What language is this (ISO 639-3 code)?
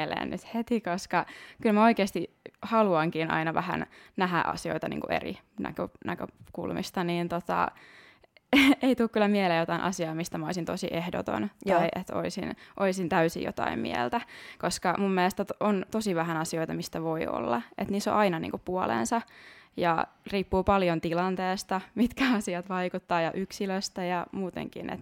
fin